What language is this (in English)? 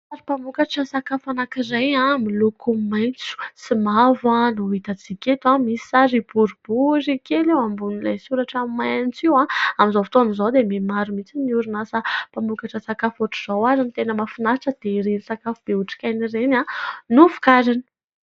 Malagasy